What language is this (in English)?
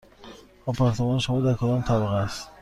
Persian